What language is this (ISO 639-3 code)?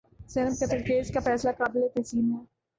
urd